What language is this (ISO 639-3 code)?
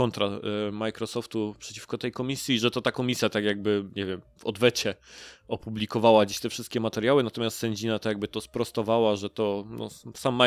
pol